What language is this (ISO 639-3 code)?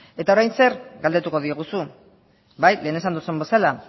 eus